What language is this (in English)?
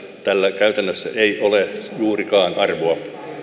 Finnish